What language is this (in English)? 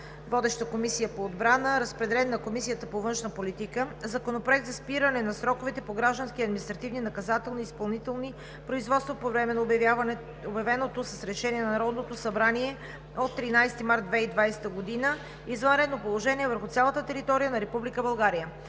Bulgarian